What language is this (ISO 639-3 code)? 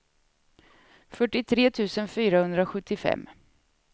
swe